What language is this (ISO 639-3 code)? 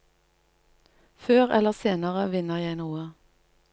nor